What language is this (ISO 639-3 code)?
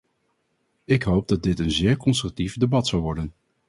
nld